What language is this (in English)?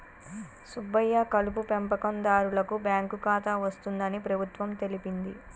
Telugu